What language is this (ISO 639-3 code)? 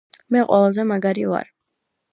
kat